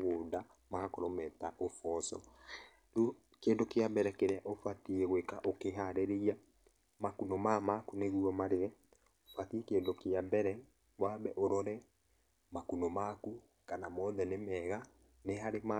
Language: Kikuyu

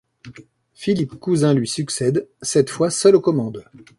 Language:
French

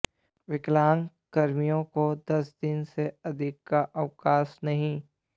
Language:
Hindi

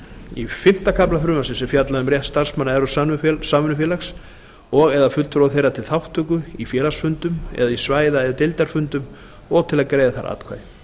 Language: Icelandic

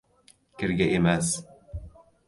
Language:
Uzbek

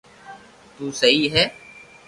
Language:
Loarki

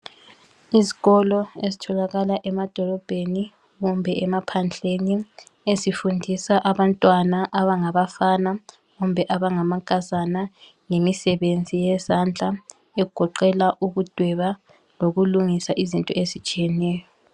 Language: North Ndebele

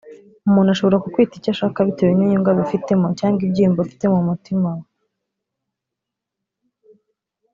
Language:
Kinyarwanda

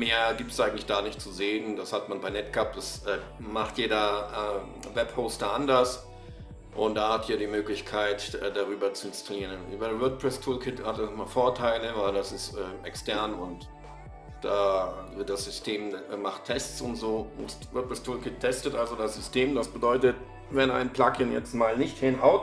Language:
German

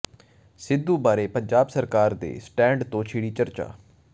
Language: Punjabi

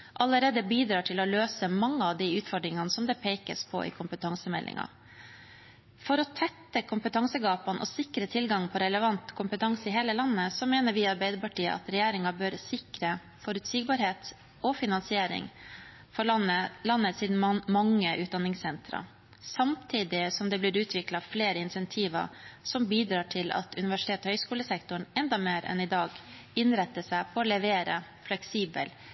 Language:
Norwegian Bokmål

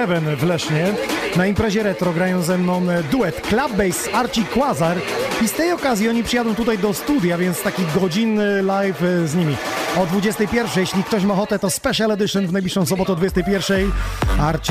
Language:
Polish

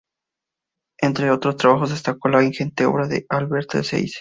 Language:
Spanish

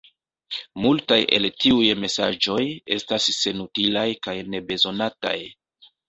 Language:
Esperanto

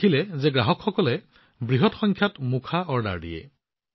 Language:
Assamese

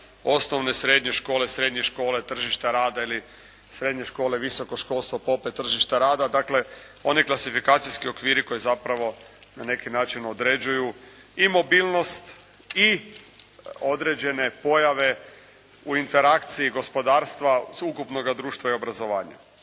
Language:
Croatian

